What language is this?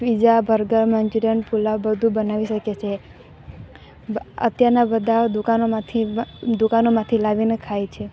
Gujarati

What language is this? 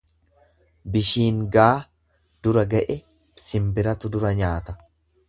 Oromo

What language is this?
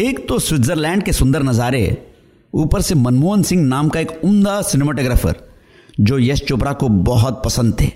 Hindi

